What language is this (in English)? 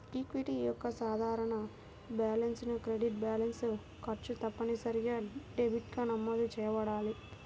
Telugu